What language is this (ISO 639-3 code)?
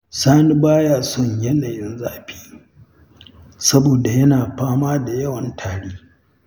hau